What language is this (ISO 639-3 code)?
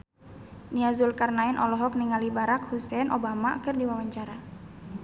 sun